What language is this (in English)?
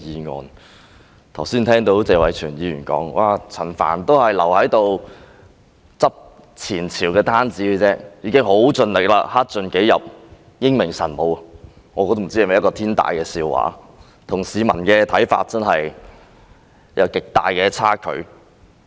Cantonese